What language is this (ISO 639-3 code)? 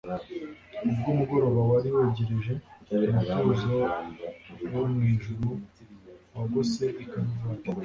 kin